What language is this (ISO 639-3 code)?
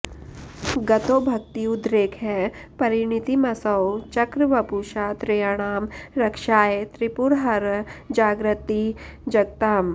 san